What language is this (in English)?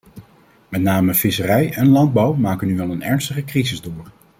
Dutch